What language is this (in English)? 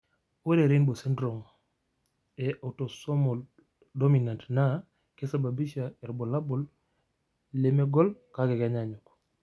Masai